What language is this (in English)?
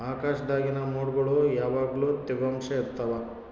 Kannada